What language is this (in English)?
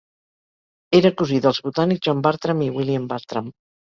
Catalan